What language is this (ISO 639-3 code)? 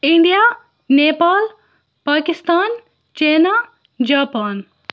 kas